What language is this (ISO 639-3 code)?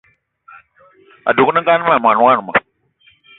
eto